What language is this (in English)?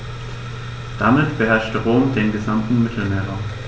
German